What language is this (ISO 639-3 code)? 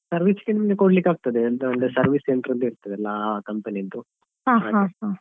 kan